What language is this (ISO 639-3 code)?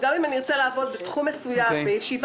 heb